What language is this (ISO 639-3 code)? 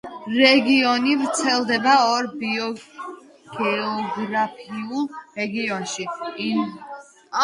kat